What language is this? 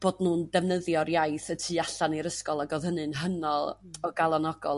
Welsh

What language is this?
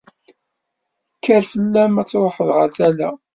Kabyle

